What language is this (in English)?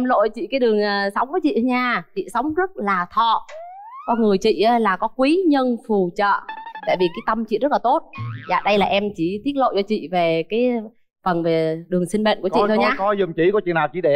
Vietnamese